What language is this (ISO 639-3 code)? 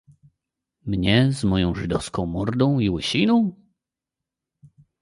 pol